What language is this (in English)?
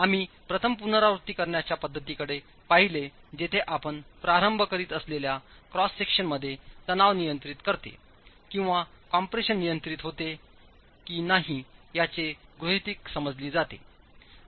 Marathi